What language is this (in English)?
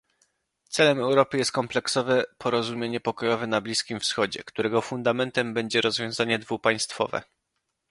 Polish